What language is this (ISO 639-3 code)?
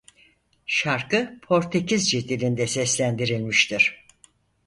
tur